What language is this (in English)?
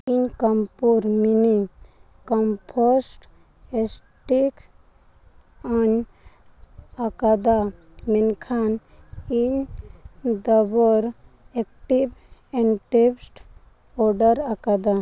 Santali